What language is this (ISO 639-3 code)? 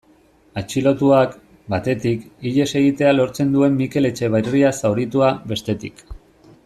eus